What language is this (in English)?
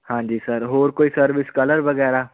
Punjabi